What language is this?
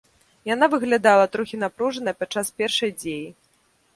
Belarusian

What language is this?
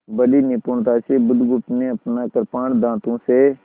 Hindi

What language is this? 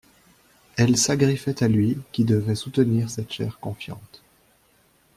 French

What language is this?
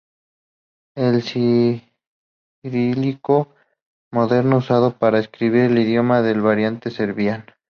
Spanish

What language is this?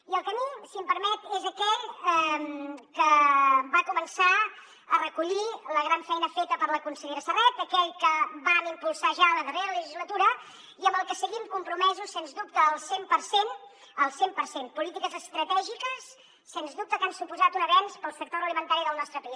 Catalan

